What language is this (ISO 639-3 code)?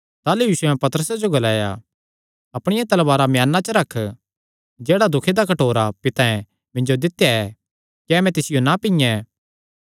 xnr